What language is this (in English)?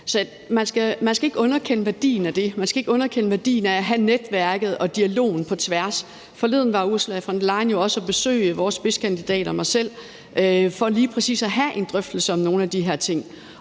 Danish